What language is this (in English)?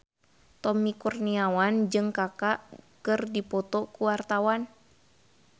Sundanese